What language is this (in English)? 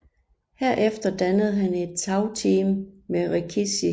Danish